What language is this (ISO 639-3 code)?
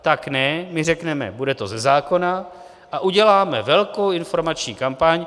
ces